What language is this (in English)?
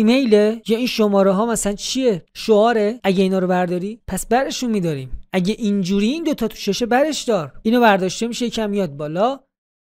Persian